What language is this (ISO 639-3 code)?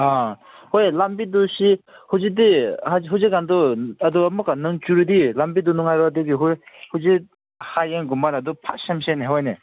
mni